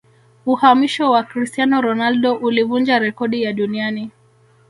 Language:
Swahili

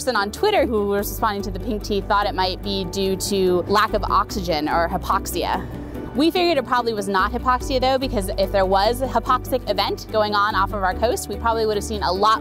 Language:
English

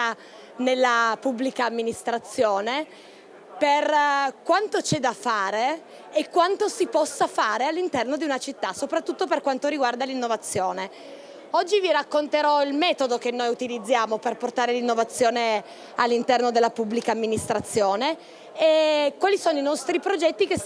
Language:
Italian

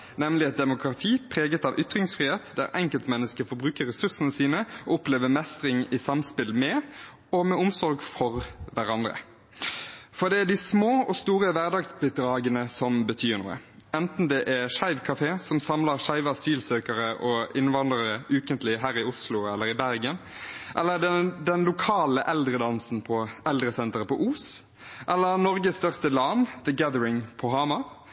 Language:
Norwegian Bokmål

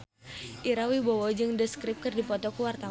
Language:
Sundanese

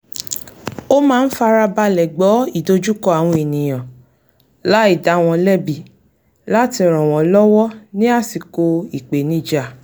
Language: Yoruba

